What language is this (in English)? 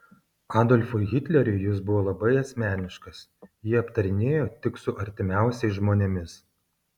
Lithuanian